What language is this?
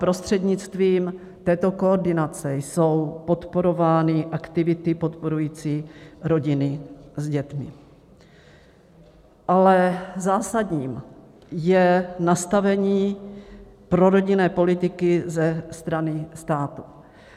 Czech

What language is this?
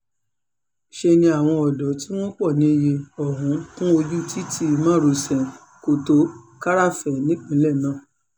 Yoruba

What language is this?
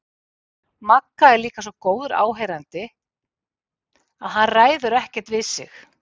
Icelandic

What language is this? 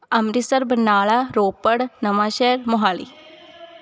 Punjabi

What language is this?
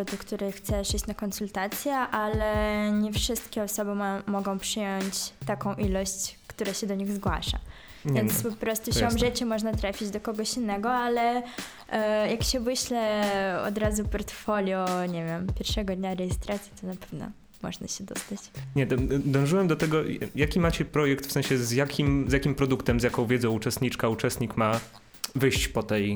Polish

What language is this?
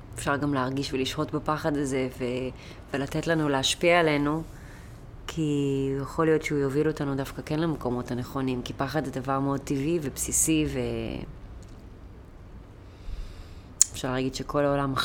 Hebrew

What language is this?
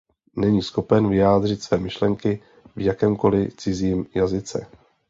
Czech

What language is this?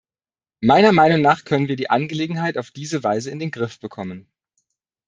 German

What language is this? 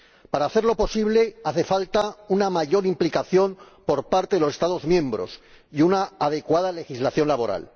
Spanish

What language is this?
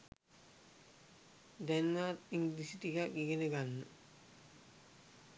Sinhala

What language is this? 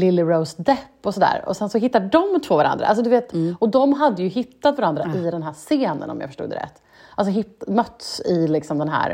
Swedish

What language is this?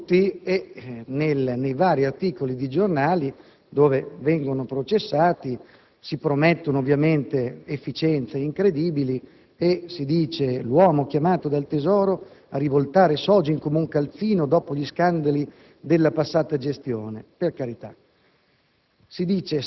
Italian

